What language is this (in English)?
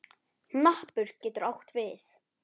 Icelandic